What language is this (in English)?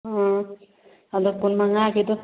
Manipuri